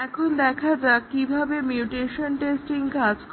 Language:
Bangla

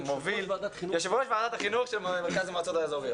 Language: Hebrew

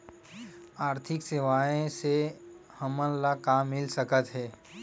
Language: Chhattisgarhi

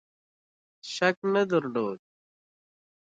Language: Pashto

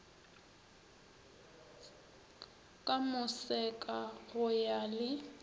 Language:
Northern Sotho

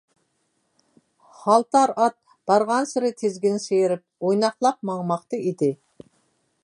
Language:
Uyghur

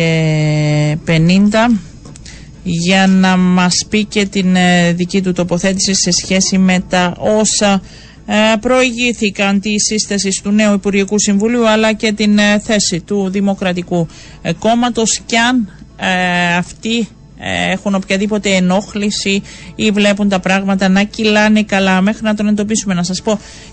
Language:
Greek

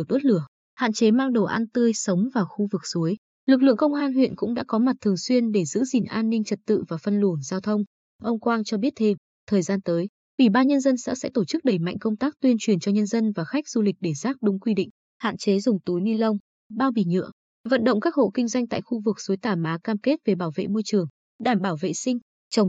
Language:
Vietnamese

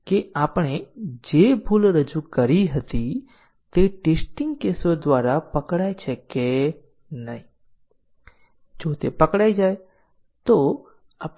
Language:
Gujarati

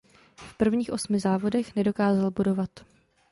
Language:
Czech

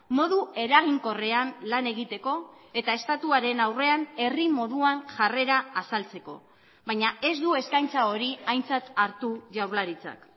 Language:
Basque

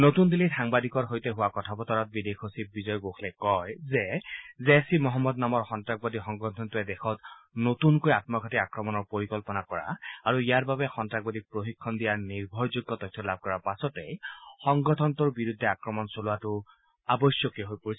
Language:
Assamese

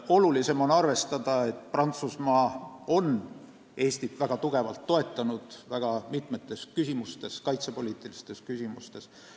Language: Estonian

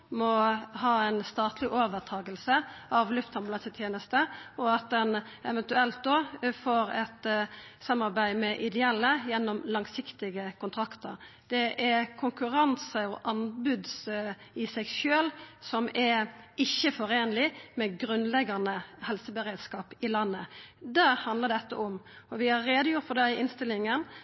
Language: Norwegian Nynorsk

